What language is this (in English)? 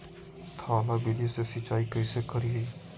Magahi